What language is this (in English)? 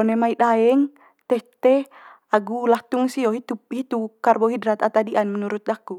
Manggarai